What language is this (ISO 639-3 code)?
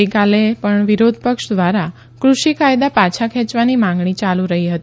guj